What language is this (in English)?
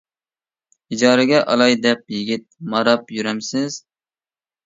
Uyghur